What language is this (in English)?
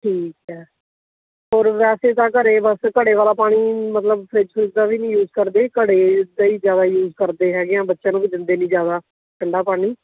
Punjabi